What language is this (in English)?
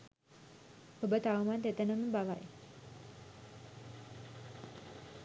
Sinhala